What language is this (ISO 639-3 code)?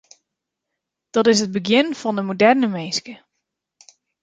fry